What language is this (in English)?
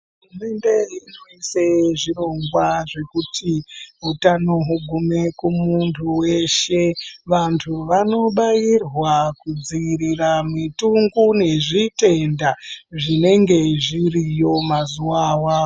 Ndau